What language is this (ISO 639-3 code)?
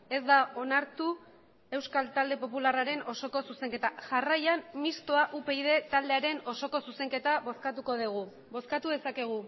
eus